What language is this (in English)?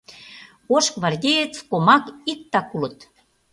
Mari